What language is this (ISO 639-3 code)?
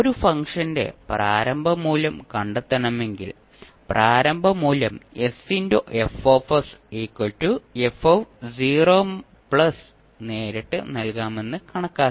mal